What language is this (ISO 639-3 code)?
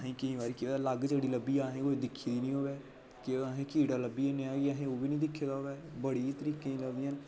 doi